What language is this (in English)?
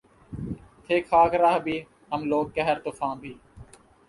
Urdu